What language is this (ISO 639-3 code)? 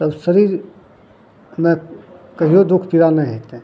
mai